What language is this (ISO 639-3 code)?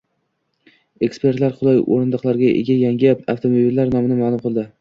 uzb